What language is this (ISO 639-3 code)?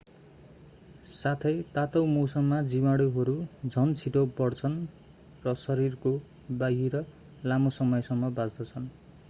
nep